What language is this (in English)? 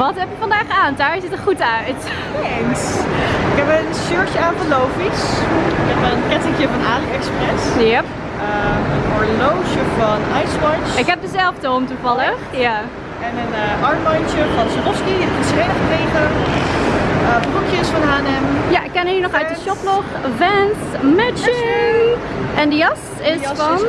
Dutch